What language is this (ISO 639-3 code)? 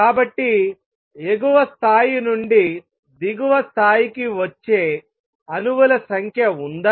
tel